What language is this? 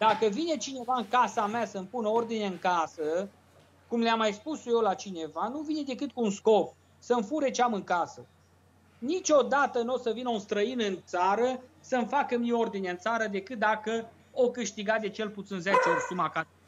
Romanian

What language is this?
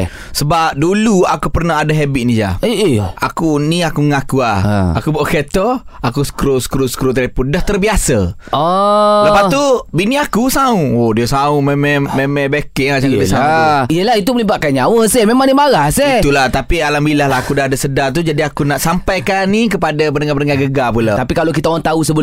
Malay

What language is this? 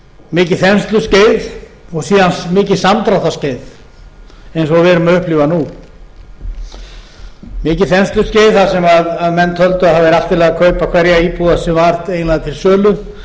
Icelandic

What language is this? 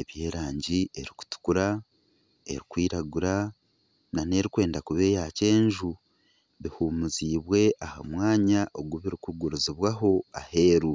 Nyankole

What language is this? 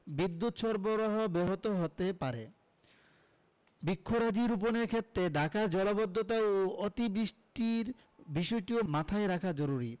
Bangla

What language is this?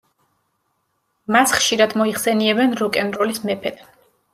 Georgian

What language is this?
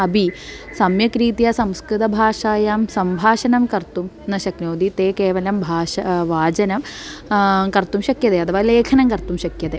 Sanskrit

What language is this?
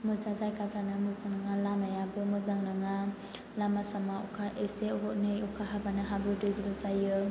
Bodo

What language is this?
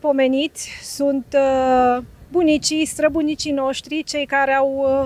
Romanian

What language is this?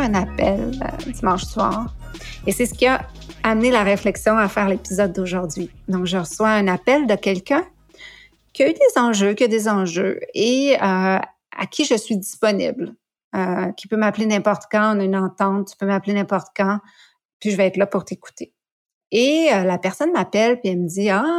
French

